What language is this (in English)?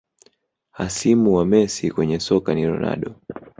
Swahili